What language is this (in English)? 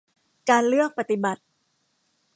Thai